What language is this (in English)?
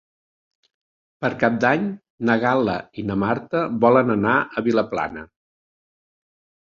Catalan